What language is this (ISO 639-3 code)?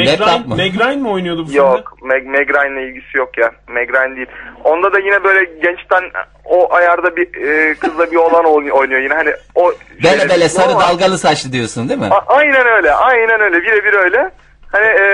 tur